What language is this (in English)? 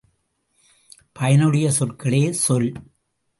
Tamil